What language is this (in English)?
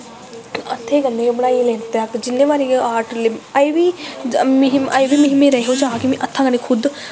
Dogri